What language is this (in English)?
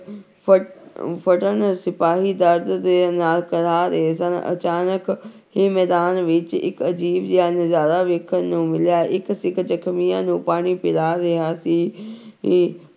Punjabi